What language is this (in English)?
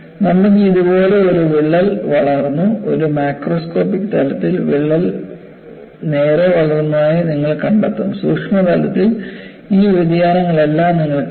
Malayalam